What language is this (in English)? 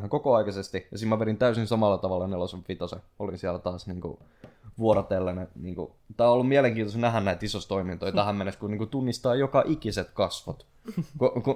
Finnish